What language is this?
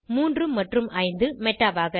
Tamil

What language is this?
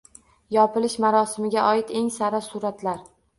Uzbek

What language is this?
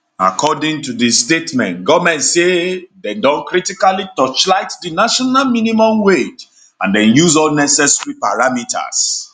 Nigerian Pidgin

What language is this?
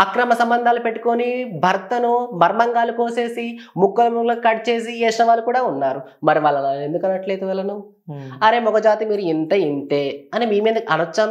Telugu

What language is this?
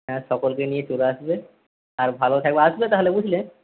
Bangla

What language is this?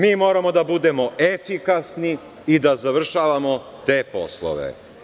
Serbian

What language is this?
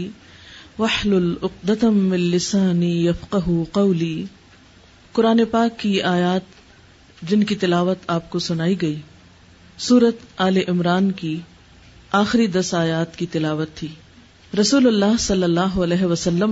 Urdu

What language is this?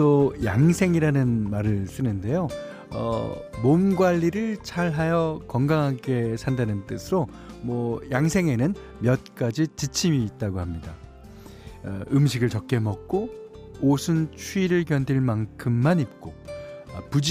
Korean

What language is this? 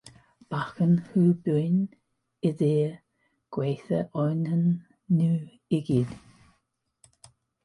Welsh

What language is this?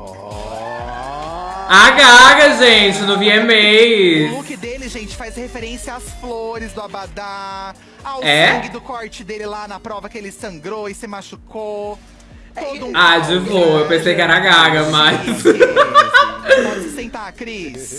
Portuguese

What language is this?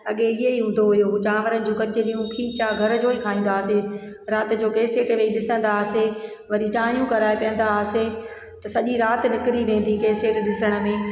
Sindhi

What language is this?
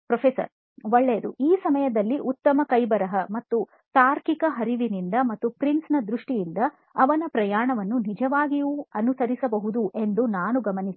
Kannada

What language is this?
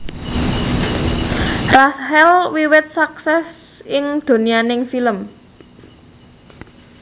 Javanese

